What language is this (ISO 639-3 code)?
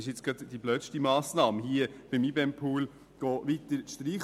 gsw